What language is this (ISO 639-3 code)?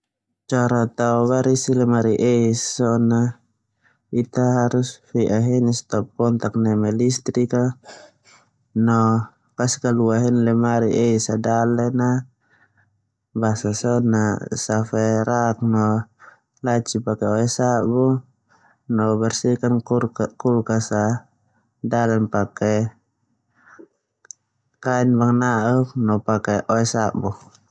twu